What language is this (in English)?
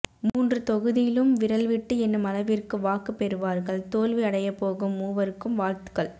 Tamil